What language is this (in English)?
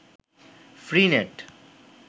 Bangla